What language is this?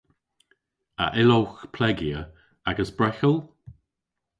Cornish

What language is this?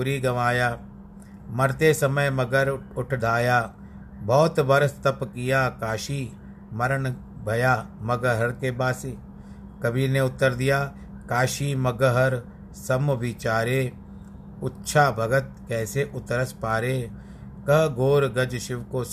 Hindi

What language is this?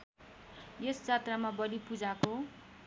Nepali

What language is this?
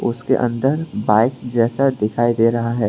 Hindi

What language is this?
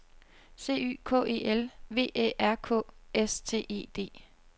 Danish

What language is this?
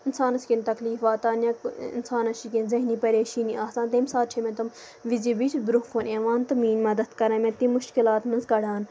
Kashmiri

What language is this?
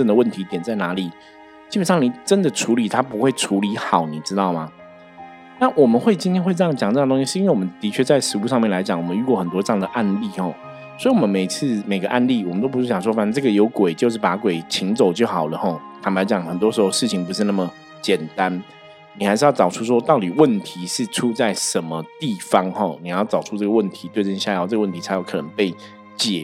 Chinese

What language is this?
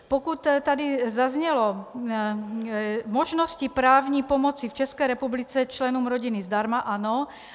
Czech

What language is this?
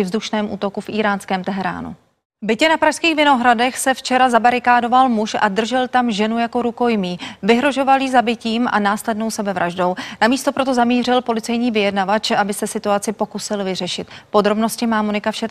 Czech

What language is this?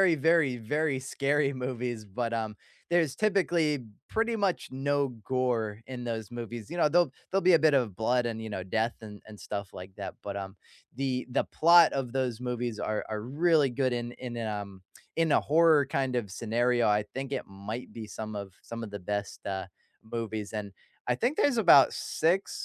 English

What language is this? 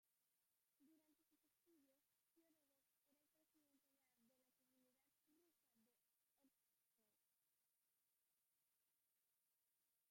Spanish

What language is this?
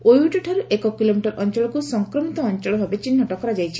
Odia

